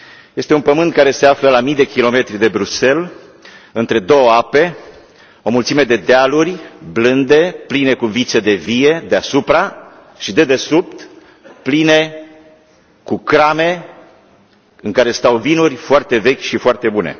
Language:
Romanian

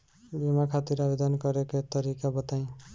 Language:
Bhojpuri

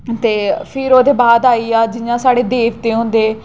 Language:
Dogri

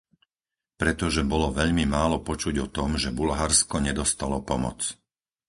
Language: Slovak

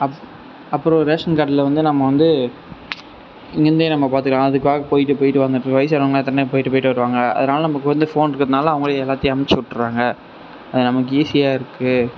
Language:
Tamil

